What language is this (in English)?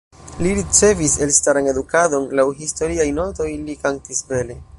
Esperanto